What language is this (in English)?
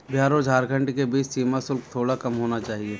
Hindi